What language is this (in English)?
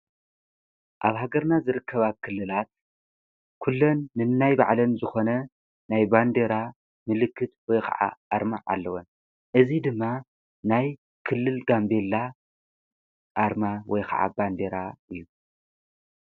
Tigrinya